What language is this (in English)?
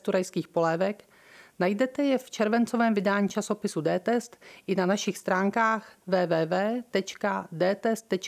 Czech